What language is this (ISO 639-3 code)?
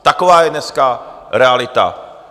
ces